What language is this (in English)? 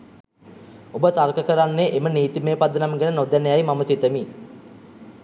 Sinhala